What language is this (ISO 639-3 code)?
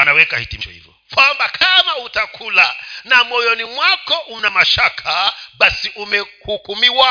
swa